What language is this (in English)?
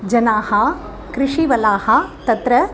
Sanskrit